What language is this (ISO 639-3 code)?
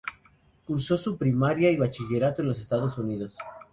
spa